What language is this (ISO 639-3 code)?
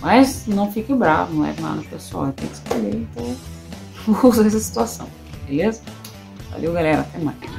por